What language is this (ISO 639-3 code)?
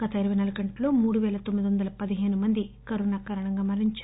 tel